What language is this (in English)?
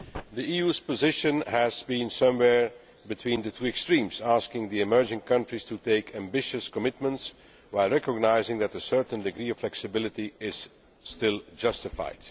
English